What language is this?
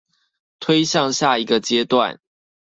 Chinese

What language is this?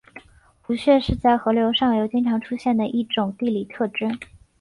Chinese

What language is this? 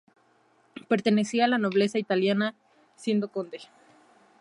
Spanish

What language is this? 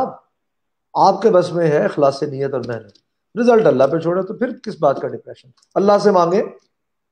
Urdu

